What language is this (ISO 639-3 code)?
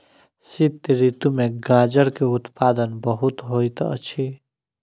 mai